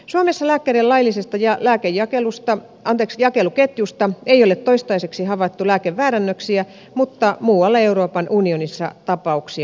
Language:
Finnish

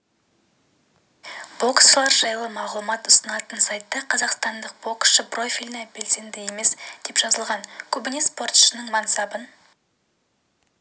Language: Kazakh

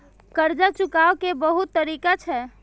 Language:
Maithili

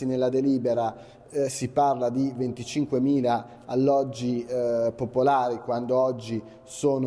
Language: Italian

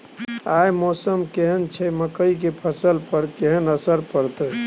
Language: Maithili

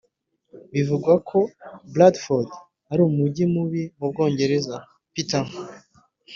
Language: Kinyarwanda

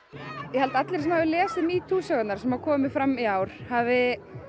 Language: Icelandic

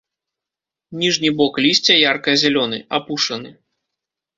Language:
Belarusian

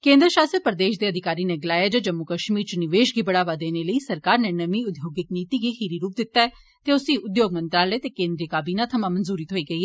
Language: Dogri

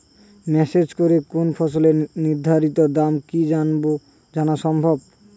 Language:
Bangla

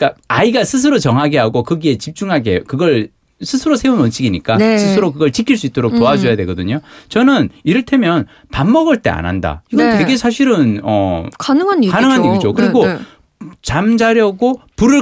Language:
Korean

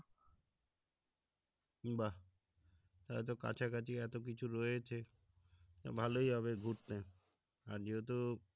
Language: Bangla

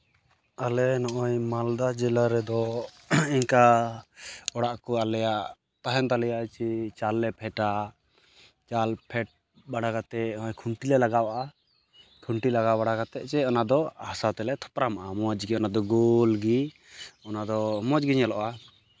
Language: Santali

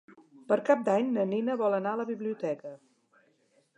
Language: Catalan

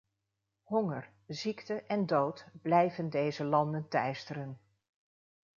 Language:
Dutch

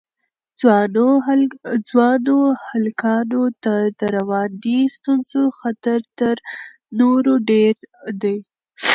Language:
Pashto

